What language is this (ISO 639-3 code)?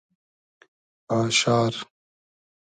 haz